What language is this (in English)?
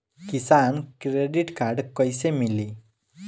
Bhojpuri